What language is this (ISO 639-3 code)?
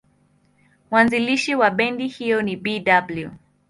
swa